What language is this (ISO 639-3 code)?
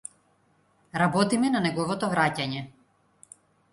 mkd